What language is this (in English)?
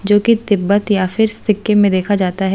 Hindi